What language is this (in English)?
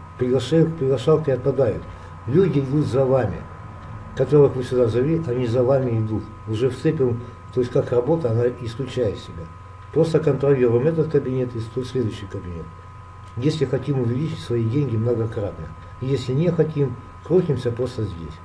Russian